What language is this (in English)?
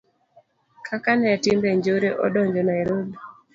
Luo (Kenya and Tanzania)